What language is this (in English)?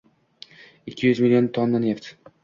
Uzbek